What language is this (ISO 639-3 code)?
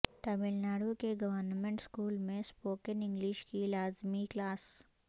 urd